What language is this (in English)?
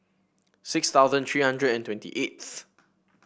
English